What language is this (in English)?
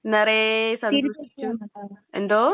Malayalam